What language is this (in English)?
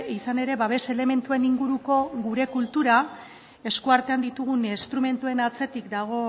Basque